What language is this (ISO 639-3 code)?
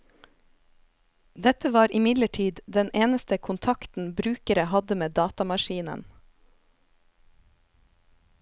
nor